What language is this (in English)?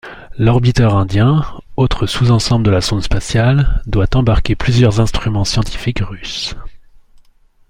French